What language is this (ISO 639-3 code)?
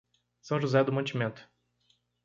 por